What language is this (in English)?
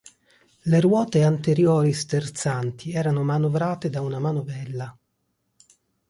Italian